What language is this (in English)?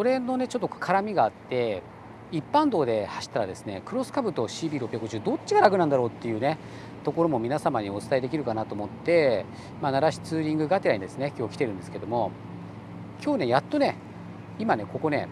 Japanese